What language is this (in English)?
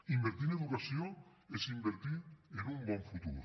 Catalan